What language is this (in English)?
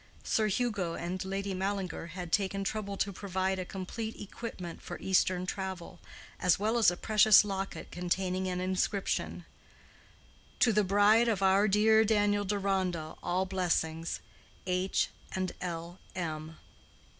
English